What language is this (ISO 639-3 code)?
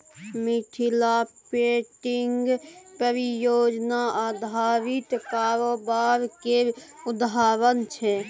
mai